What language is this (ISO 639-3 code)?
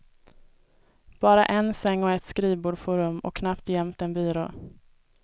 swe